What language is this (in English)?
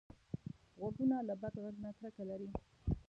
Pashto